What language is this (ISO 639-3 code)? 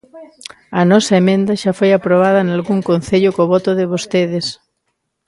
glg